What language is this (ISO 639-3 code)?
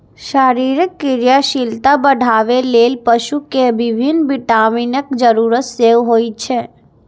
mai